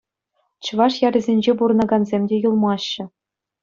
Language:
Chuvash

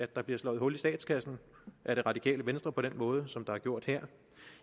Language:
Danish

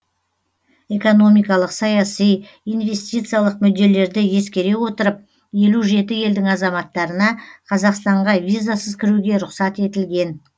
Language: Kazakh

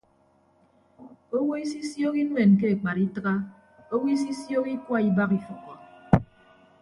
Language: Ibibio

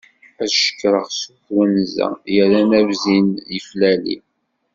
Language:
Kabyle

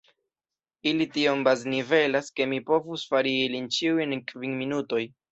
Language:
Esperanto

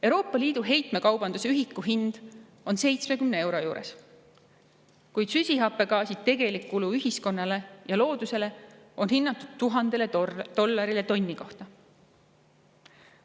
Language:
Estonian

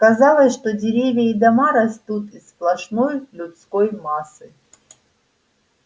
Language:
Russian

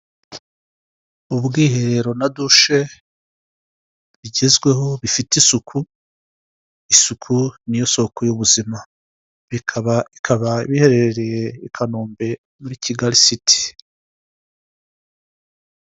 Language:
Kinyarwanda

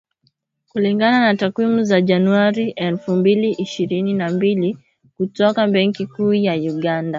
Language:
Swahili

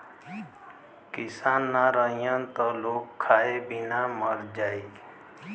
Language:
Bhojpuri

